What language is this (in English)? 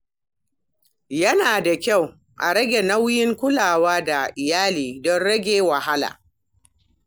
Hausa